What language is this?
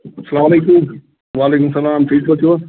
Kashmiri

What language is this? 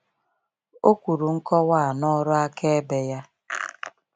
Igbo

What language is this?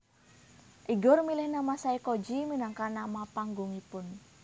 Javanese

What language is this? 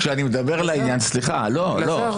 Hebrew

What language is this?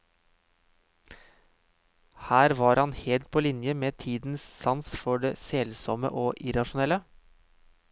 Norwegian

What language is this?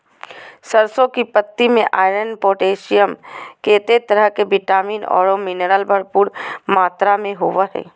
Magahi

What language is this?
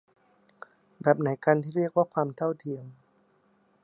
Thai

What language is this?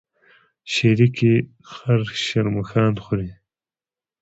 Pashto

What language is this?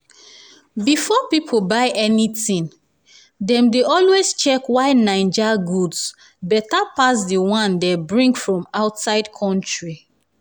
Nigerian Pidgin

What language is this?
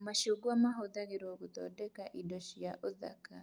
Kikuyu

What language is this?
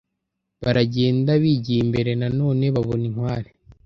Kinyarwanda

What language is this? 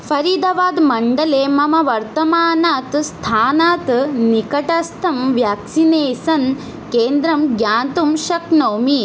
Sanskrit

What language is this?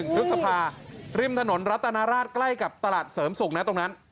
Thai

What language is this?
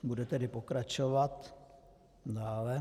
Czech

